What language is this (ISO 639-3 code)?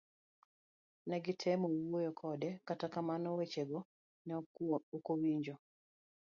luo